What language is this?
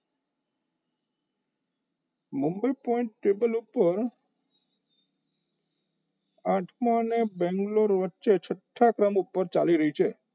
Gujarati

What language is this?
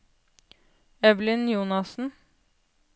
Norwegian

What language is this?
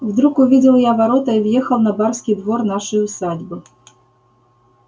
Russian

